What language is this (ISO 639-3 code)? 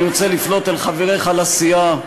heb